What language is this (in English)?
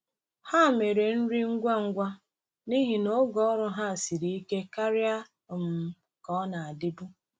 Igbo